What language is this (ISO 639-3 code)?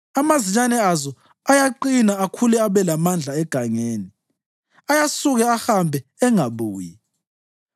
nde